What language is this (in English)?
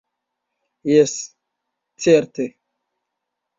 Esperanto